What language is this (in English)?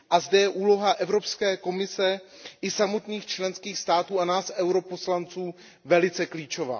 Czech